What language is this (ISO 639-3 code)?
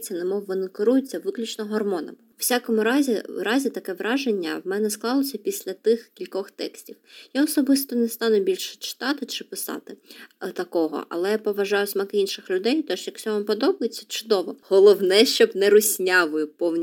ukr